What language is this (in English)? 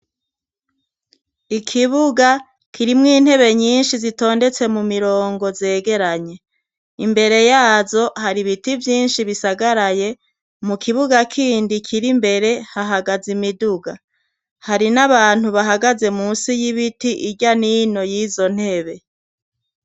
Rundi